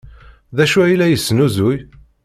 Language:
Kabyle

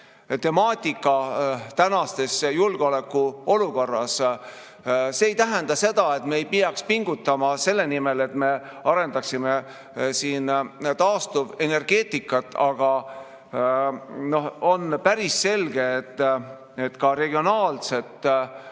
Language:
Estonian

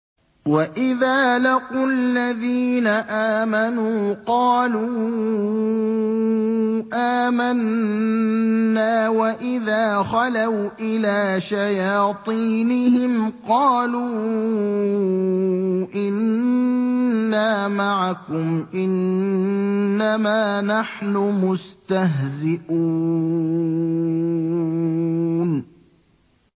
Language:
Arabic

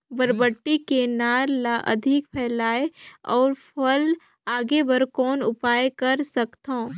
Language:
Chhattisgarhi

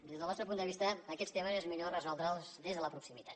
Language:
Catalan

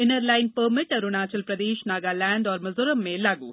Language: Hindi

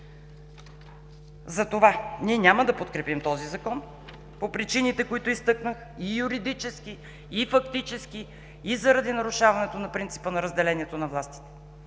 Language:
Bulgarian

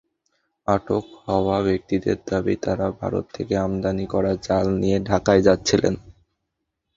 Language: Bangla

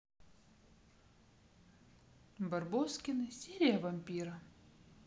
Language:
Russian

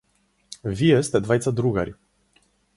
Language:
Macedonian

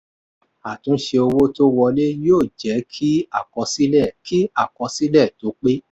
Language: Yoruba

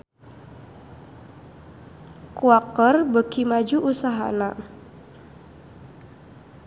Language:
Sundanese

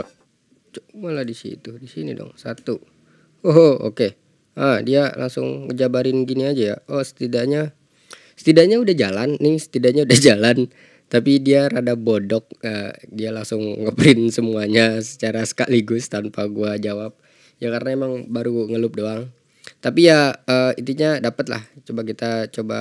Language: Indonesian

